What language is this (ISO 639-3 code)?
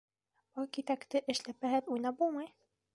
bak